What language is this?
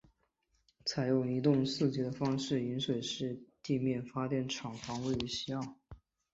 Chinese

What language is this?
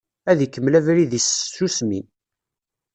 Kabyle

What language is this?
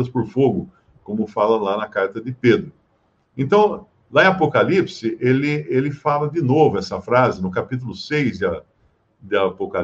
Portuguese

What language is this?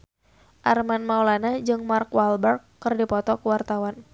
Sundanese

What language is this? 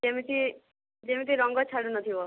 Odia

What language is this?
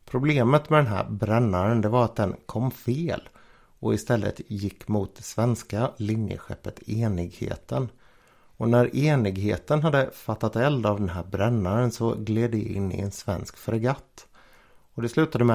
Swedish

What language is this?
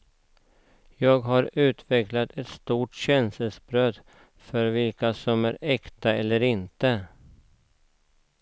Swedish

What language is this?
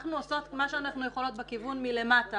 Hebrew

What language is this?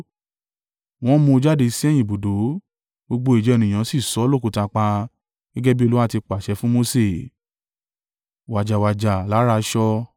Yoruba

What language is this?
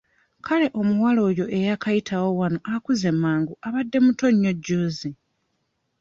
Ganda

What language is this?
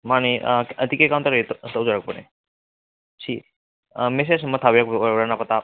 Manipuri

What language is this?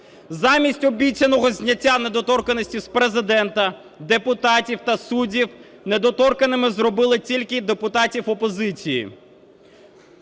Ukrainian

